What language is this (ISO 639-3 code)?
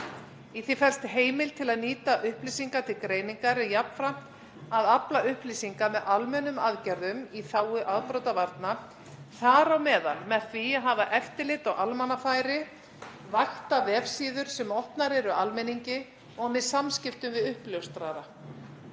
isl